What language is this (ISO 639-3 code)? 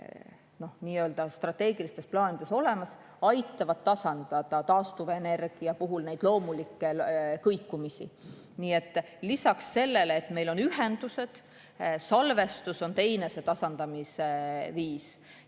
est